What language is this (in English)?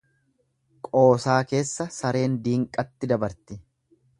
Oromo